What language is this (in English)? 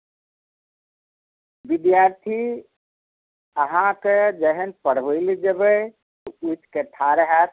Maithili